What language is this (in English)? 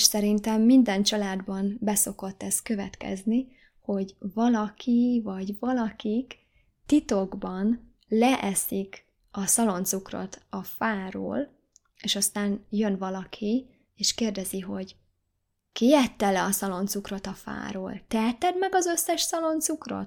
Hungarian